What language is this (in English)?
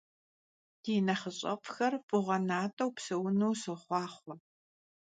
Kabardian